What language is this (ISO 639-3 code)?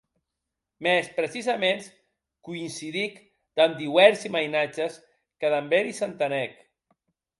oci